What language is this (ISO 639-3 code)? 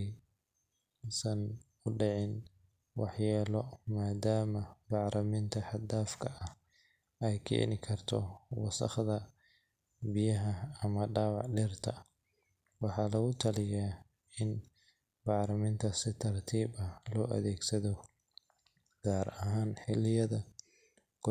som